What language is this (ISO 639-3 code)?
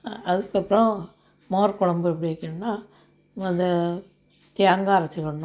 tam